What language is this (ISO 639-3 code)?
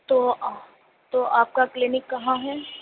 urd